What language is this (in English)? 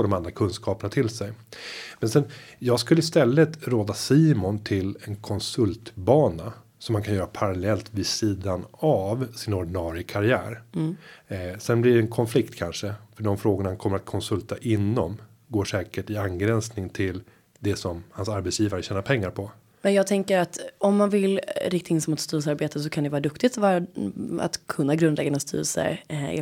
Swedish